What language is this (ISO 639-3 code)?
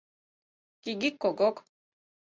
chm